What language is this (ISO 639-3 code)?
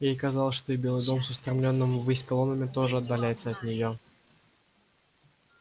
rus